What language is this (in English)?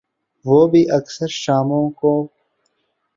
Urdu